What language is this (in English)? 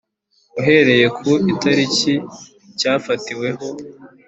Kinyarwanda